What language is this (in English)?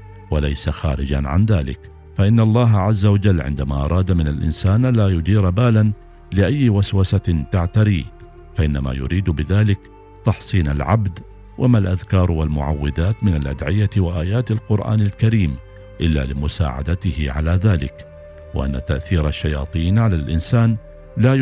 Arabic